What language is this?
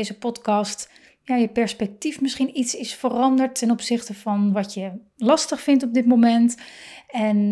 Dutch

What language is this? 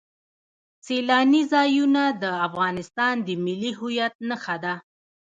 Pashto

